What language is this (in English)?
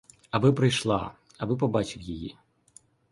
Ukrainian